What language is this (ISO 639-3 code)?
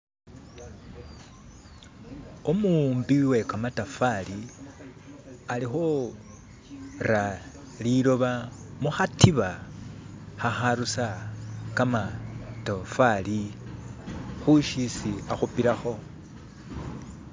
myx